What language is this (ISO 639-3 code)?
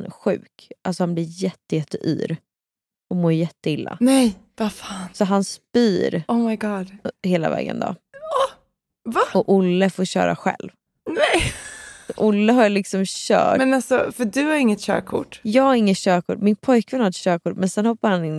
swe